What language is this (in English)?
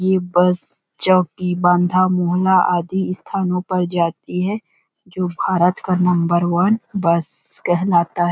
Hindi